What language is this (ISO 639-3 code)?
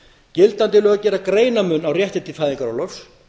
isl